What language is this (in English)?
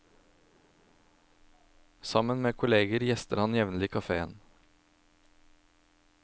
Norwegian